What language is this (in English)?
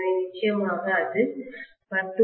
Tamil